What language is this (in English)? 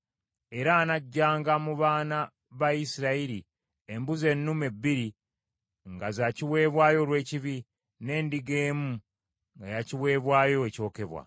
Ganda